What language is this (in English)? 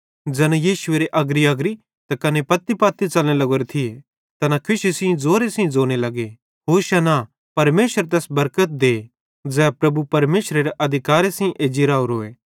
Bhadrawahi